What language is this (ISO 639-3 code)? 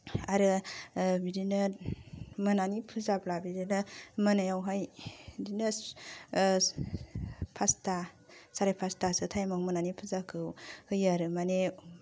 brx